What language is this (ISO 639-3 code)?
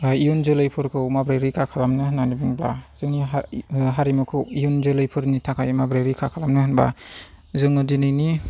brx